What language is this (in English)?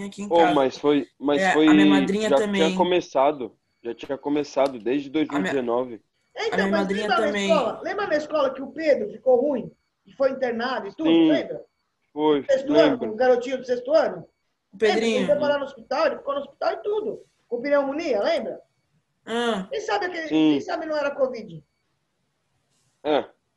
Portuguese